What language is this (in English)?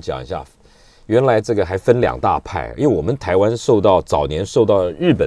Chinese